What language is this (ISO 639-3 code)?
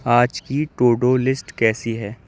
urd